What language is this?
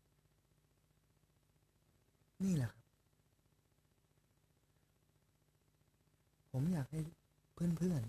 Thai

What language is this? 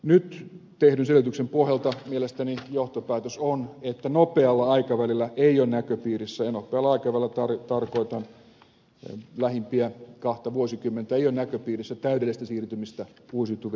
Finnish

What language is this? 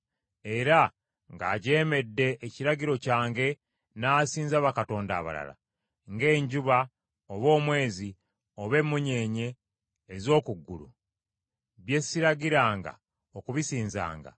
Ganda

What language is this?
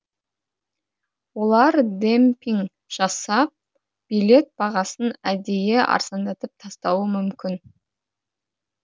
Kazakh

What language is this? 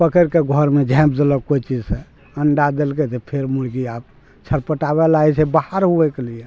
Maithili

